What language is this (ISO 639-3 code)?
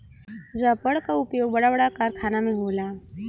bho